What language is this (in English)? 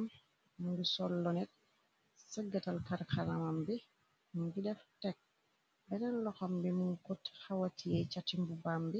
Wolof